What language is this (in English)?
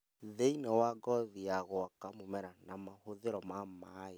Kikuyu